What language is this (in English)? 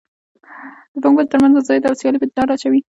Pashto